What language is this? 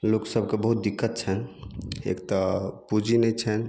Maithili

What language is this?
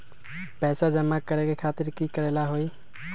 Magahi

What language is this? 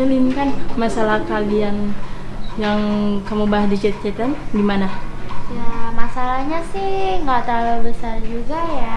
Indonesian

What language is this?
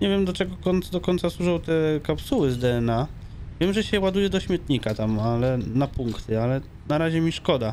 Polish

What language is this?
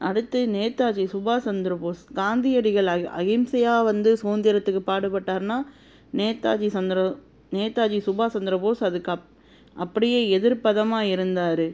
Tamil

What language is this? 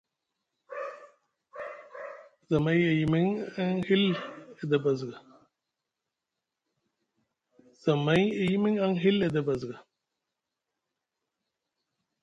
Musgu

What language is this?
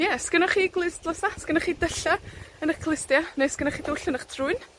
Welsh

